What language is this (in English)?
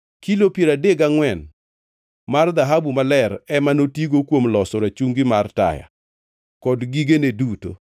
Luo (Kenya and Tanzania)